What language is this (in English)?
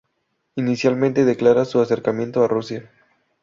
Spanish